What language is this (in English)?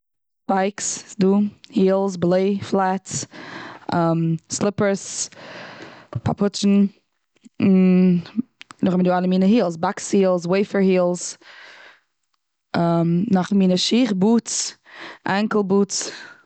Yiddish